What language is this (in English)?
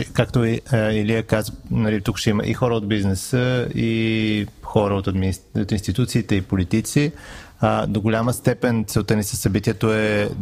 Bulgarian